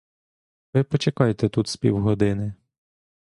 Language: Ukrainian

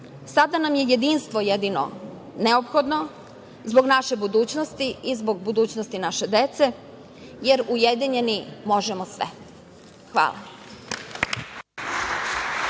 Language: Serbian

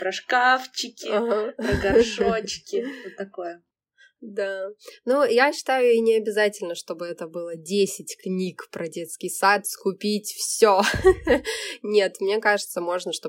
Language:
Russian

